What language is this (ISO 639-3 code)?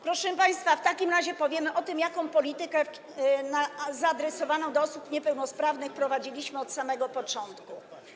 pol